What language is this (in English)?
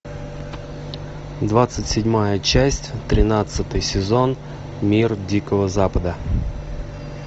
Russian